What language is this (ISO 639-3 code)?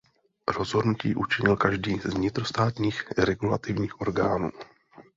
ces